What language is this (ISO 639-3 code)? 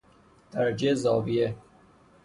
fas